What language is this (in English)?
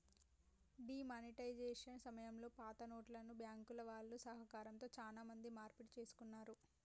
Telugu